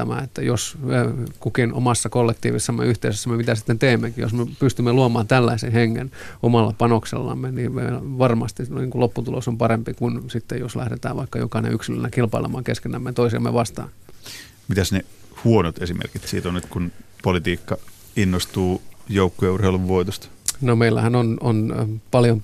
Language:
Finnish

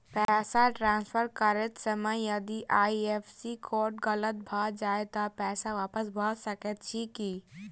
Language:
Maithili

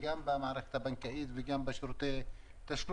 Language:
Hebrew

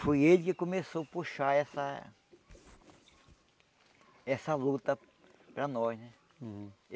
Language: Portuguese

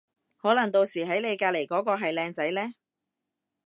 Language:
Cantonese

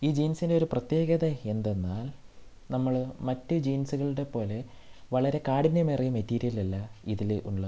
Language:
Malayalam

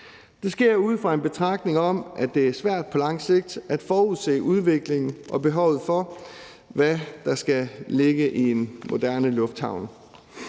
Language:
Danish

